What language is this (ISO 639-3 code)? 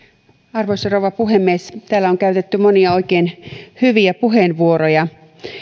fin